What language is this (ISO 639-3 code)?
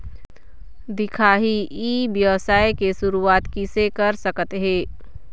hne